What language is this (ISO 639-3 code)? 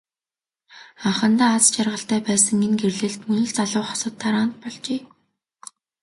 mon